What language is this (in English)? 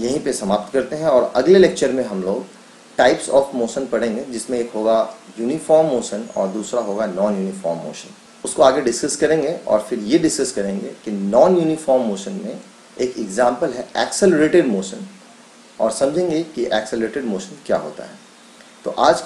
Hindi